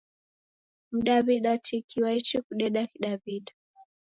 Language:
Taita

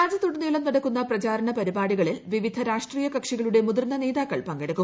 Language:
Malayalam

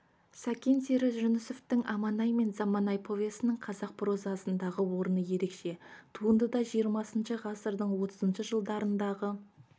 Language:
Kazakh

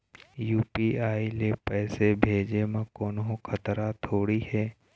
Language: Chhattisgarhi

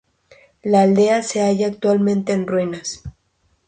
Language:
Spanish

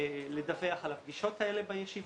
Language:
Hebrew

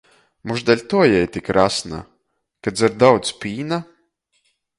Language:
Latgalian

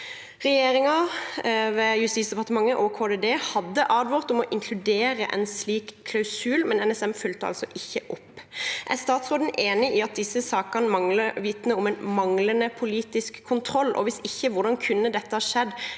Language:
Norwegian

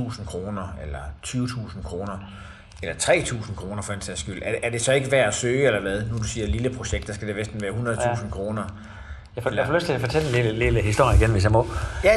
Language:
Danish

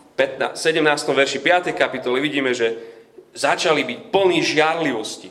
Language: Slovak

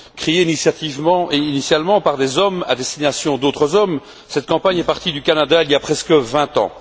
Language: French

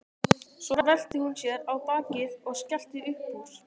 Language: Icelandic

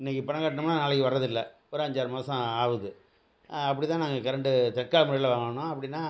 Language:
Tamil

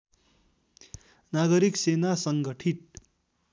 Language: Nepali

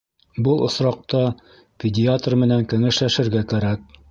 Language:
Bashkir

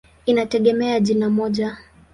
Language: Swahili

